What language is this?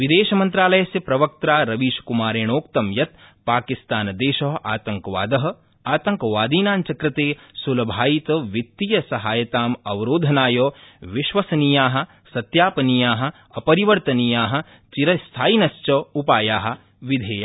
Sanskrit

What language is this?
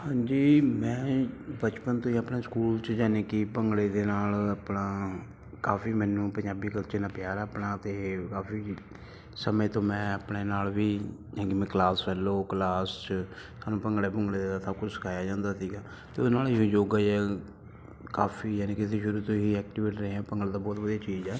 Punjabi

